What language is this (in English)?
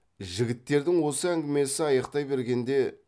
Kazakh